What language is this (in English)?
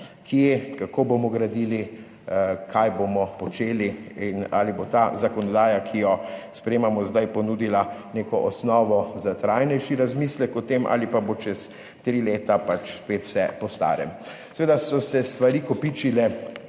Slovenian